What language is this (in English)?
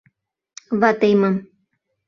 Mari